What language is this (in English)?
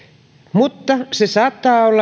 Finnish